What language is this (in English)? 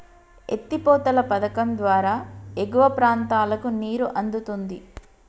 Telugu